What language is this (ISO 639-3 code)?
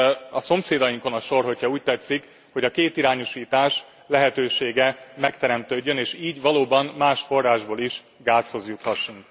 hun